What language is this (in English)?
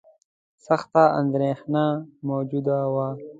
Pashto